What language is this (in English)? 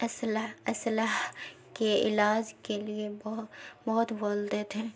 Urdu